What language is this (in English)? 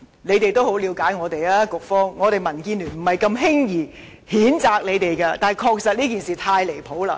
Cantonese